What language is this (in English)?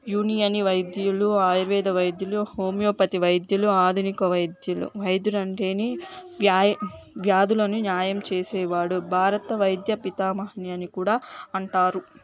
Telugu